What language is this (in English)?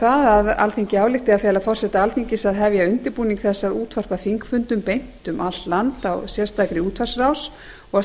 Icelandic